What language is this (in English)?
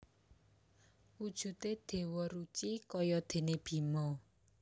Javanese